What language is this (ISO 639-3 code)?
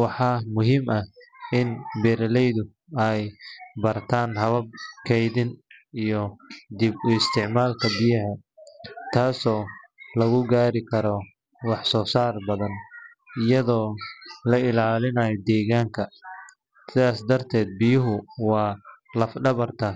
som